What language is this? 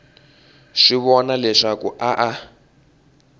Tsonga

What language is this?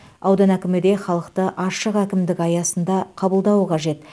Kazakh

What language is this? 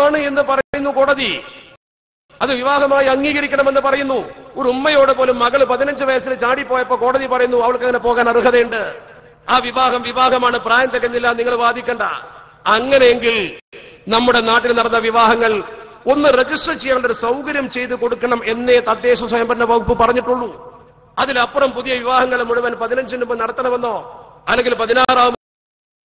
Arabic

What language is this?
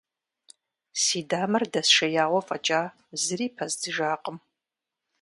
Kabardian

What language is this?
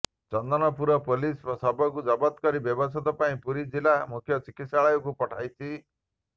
Odia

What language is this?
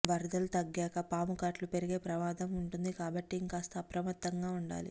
Telugu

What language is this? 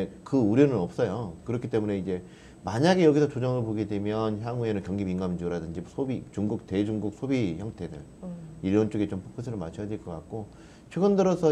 Korean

